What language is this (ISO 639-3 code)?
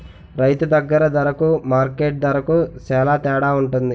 tel